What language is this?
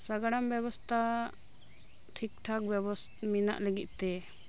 Santali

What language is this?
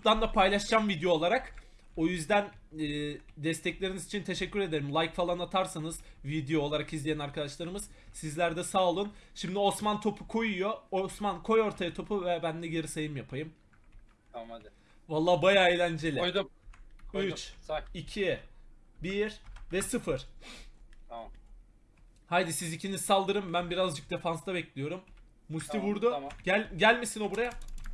Turkish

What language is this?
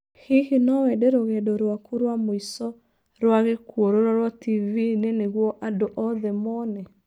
Kikuyu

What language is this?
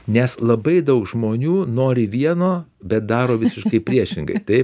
Lithuanian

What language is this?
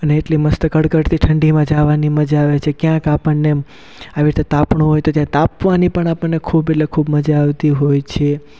Gujarati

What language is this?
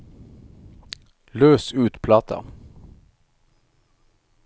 Norwegian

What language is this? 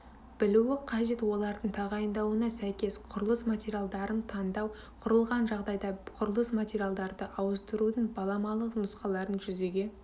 Kazakh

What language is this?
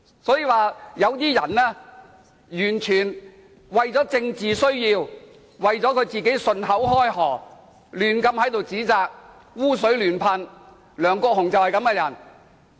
Cantonese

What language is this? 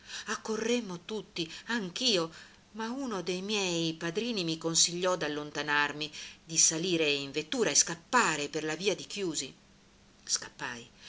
Italian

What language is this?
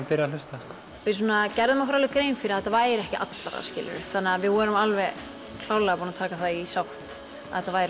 Icelandic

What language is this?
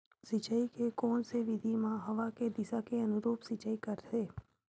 Chhattisgarhi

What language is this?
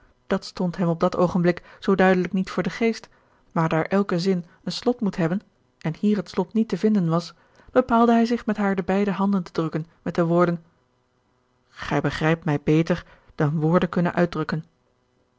Dutch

